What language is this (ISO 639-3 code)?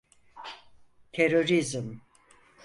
tur